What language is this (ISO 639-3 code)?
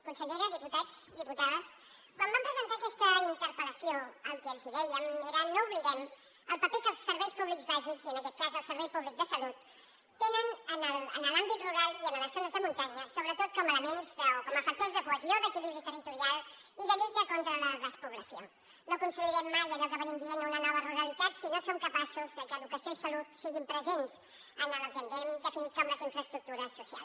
cat